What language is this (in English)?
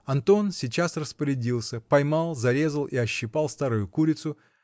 Russian